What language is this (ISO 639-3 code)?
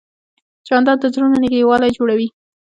pus